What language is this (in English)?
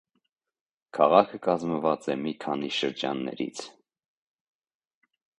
Armenian